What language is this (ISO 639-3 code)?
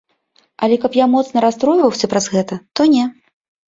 bel